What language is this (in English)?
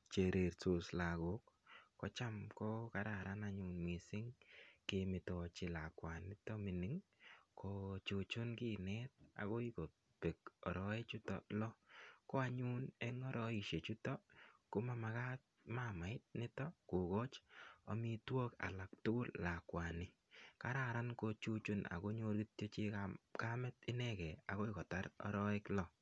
Kalenjin